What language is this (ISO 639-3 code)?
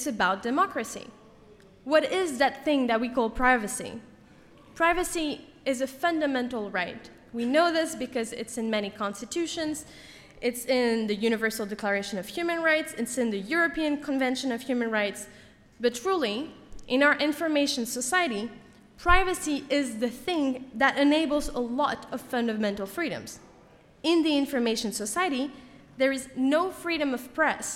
eng